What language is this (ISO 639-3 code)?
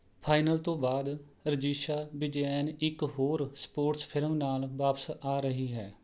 pan